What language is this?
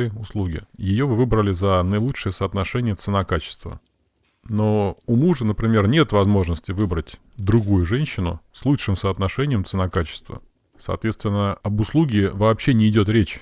Russian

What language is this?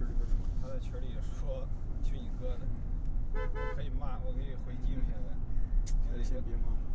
Chinese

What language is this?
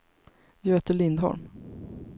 Swedish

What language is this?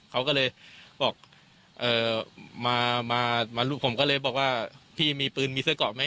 Thai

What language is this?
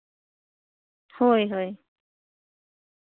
Santali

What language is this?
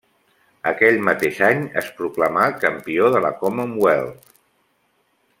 Catalan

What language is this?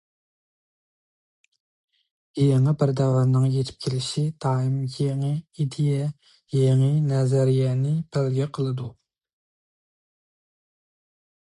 Uyghur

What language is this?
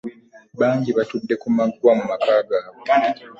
Ganda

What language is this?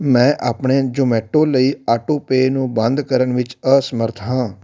Punjabi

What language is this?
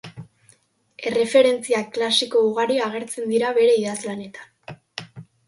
Basque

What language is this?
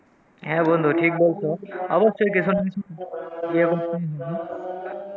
Bangla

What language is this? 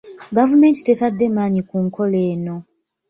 Ganda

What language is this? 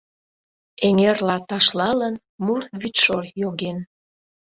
Mari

